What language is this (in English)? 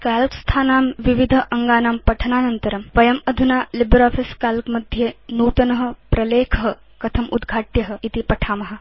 Sanskrit